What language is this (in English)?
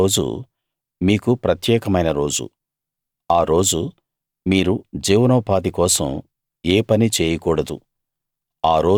Telugu